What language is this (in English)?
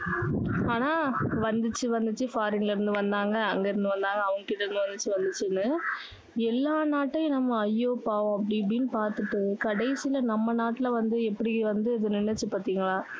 Tamil